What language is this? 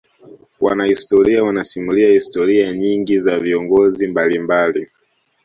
Swahili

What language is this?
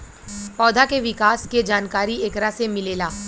Bhojpuri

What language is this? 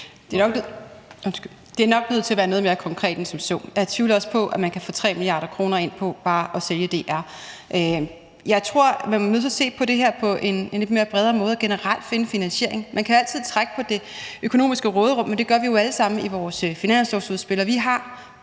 Danish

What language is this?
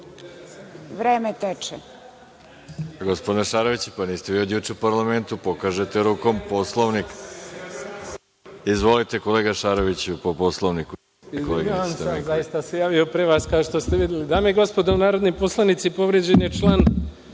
Serbian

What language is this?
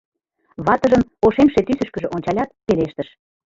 Mari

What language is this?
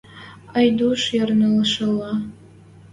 Western Mari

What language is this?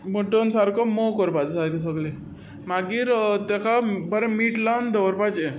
Konkani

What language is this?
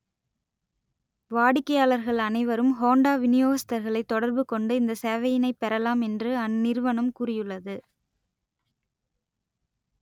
Tamil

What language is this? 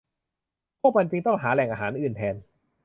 Thai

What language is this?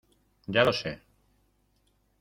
Spanish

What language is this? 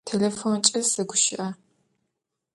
Adyghe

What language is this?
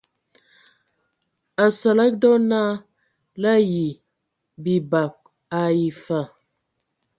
Ewondo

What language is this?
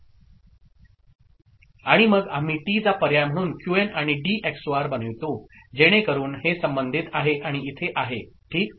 Marathi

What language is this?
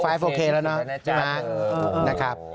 Thai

